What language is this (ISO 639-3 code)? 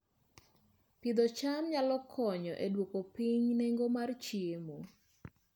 luo